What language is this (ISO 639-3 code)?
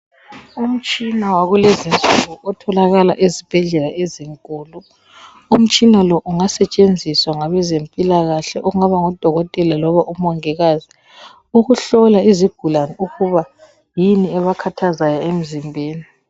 nde